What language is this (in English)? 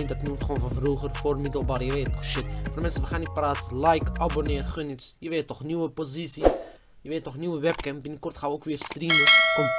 Dutch